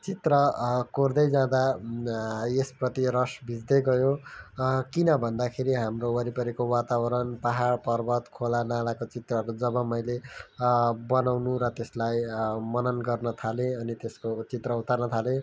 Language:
Nepali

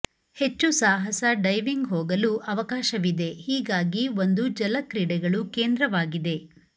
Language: Kannada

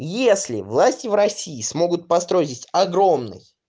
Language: Russian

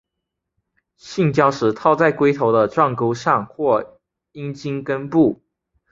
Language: Chinese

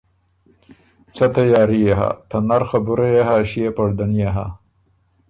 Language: Ormuri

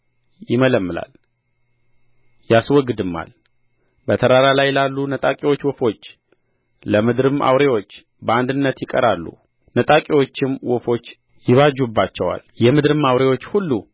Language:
Amharic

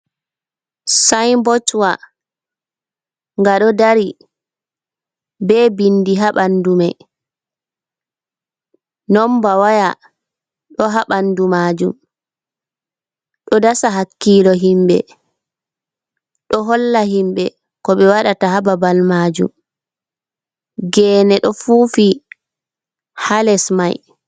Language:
Fula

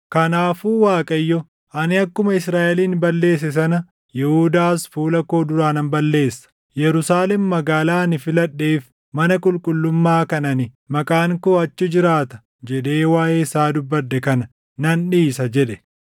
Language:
Oromo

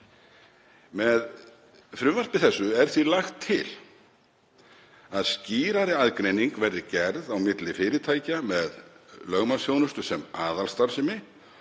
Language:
Icelandic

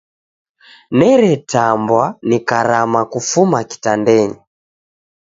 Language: Taita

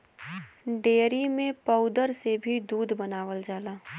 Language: Bhojpuri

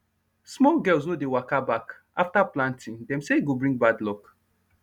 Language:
Nigerian Pidgin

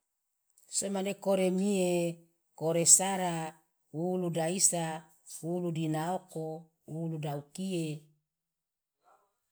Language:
Loloda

